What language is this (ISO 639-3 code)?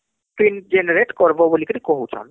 ori